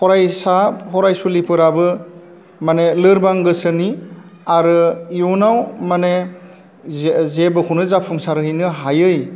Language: Bodo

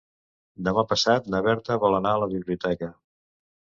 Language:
Catalan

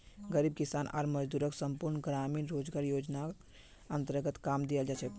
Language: Magahi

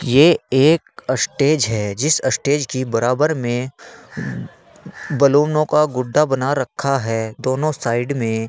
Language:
Hindi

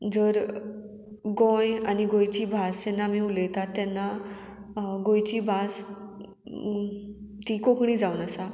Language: Konkani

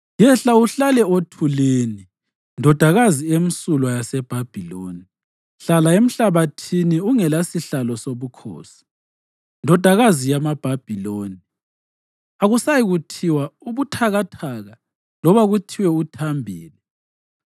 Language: North Ndebele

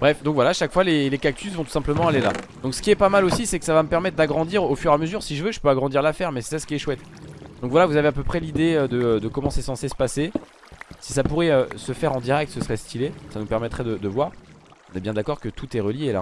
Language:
French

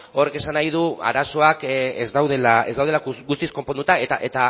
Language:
Basque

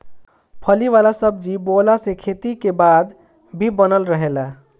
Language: Bhojpuri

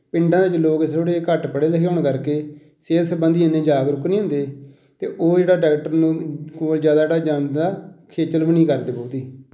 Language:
Punjabi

